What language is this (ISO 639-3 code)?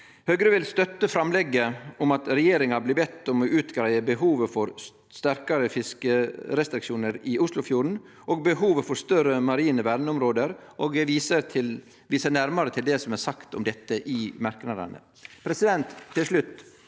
nor